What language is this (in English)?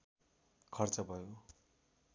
Nepali